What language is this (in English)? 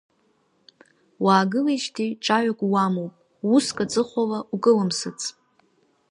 Abkhazian